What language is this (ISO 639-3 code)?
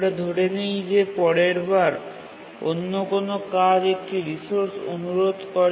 ben